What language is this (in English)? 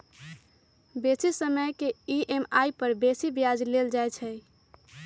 Magahi